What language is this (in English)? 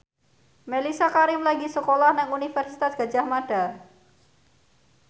Javanese